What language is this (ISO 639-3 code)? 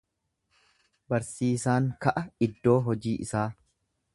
orm